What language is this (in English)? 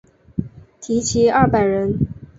Chinese